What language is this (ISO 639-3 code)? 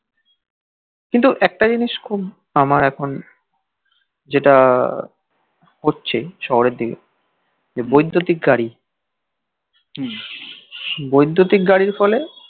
ben